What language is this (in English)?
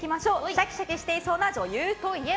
Japanese